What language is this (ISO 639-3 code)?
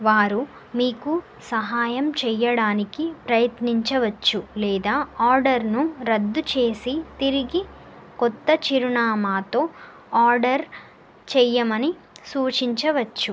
tel